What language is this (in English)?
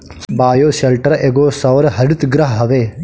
Bhojpuri